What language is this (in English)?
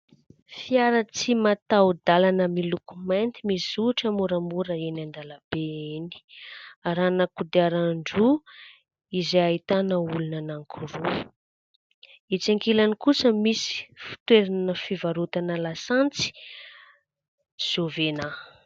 Malagasy